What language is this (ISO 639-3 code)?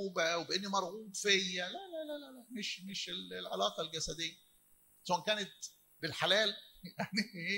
ara